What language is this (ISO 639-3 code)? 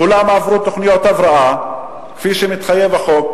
heb